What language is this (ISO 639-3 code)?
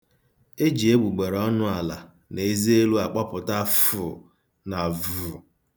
ibo